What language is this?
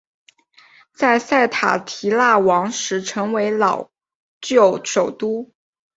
Chinese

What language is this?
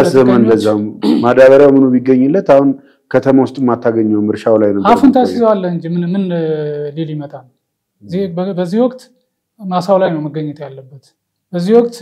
Arabic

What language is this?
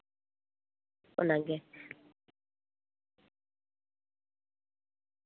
Santali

